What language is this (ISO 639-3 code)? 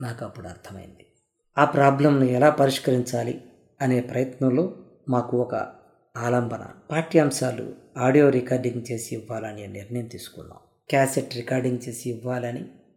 tel